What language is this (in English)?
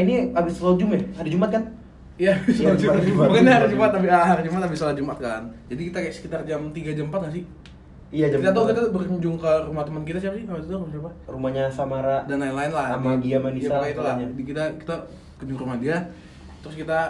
Indonesian